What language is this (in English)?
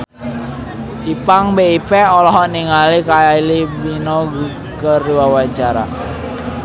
Sundanese